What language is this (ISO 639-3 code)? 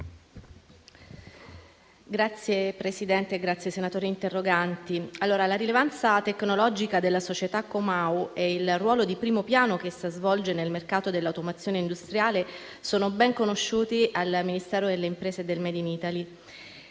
ita